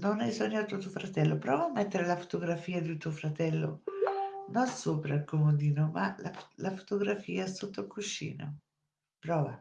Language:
Italian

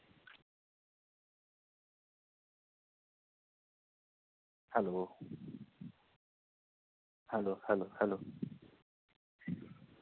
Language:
Marathi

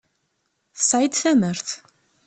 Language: Kabyle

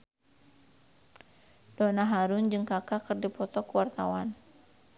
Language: Sundanese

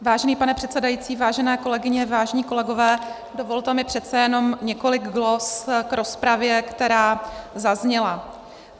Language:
Czech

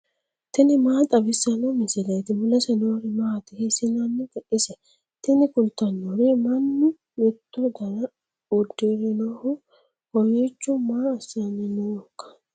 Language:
Sidamo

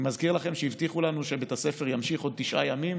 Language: Hebrew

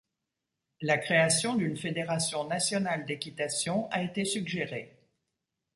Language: French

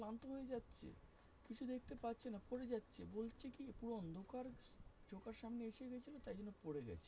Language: Bangla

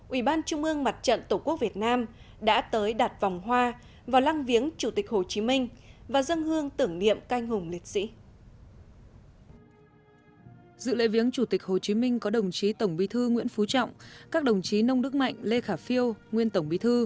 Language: Vietnamese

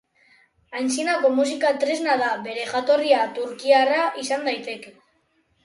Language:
Basque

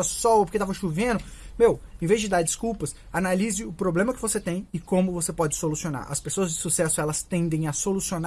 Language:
Portuguese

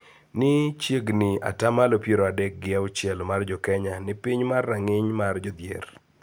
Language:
Luo (Kenya and Tanzania)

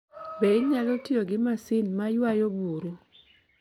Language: Luo (Kenya and Tanzania)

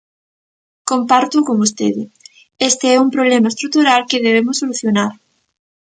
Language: Galician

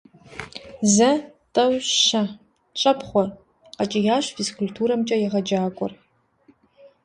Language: Kabardian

